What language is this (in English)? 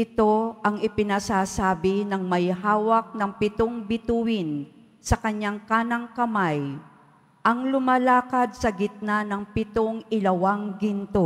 Filipino